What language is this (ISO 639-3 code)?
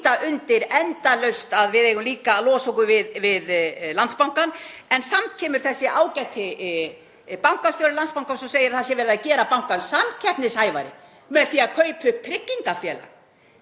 isl